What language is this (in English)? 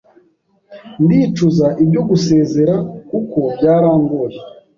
Kinyarwanda